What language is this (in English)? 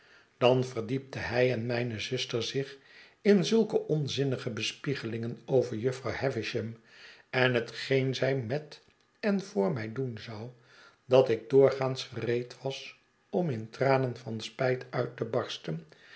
Dutch